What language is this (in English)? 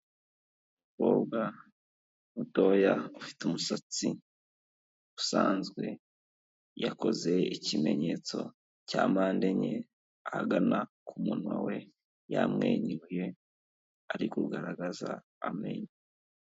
Kinyarwanda